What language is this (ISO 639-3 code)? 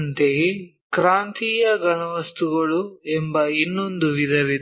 kan